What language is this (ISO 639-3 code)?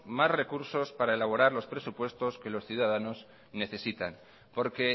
spa